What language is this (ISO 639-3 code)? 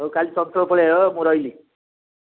ori